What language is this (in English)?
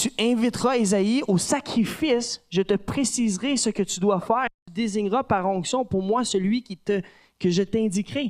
French